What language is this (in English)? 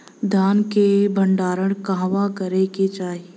Bhojpuri